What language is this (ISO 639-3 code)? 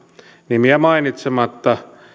fin